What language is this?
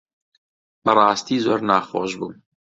Central Kurdish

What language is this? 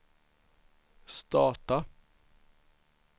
Swedish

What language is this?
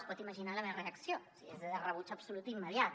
Catalan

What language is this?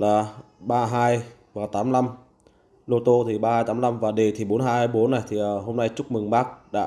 Vietnamese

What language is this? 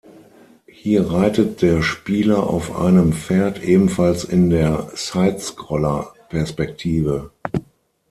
German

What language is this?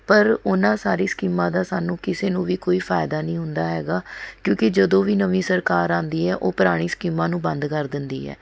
Punjabi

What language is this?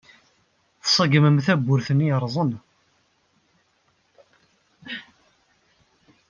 Kabyle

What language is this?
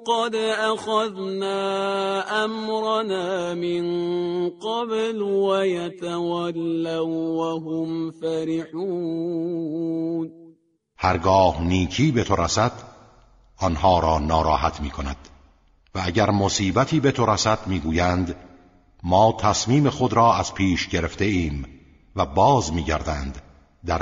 Persian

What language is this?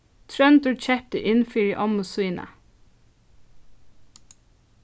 Faroese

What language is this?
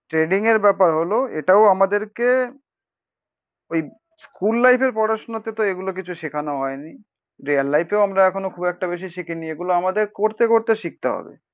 Bangla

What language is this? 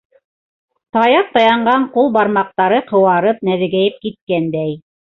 Bashkir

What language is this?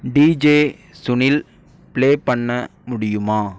Tamil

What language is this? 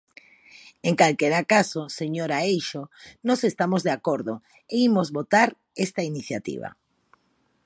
Galician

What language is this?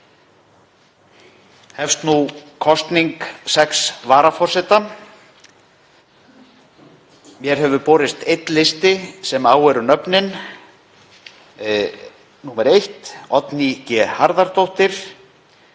Icelandic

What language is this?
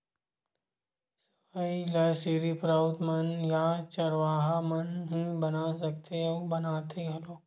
Chhattisgarhi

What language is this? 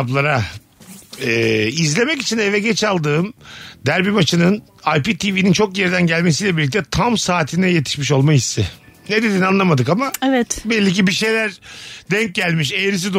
Turkish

